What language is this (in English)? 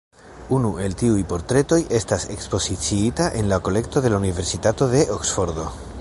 Esperanto